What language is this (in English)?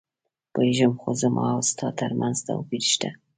Pashto